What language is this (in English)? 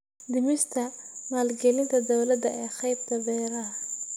Somali